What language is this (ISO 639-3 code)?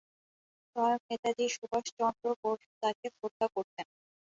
ben